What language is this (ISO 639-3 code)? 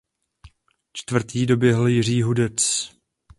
ces